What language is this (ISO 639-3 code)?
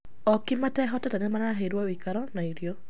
kik